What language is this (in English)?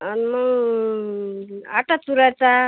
Marathi